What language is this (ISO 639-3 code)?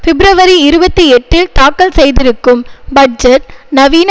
tam